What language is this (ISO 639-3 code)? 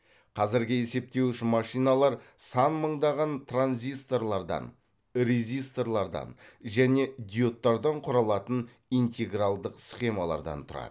kaz